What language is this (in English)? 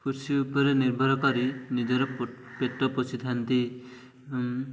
Odia